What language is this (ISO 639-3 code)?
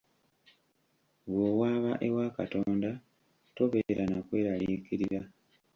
lug